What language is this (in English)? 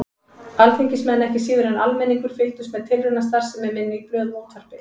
Icelandic